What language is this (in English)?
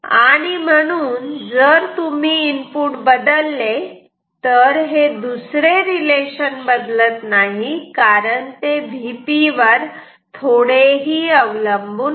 Marathi